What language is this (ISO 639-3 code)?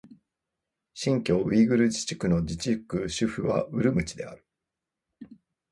jpn